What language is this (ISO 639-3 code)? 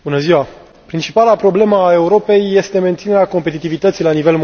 ron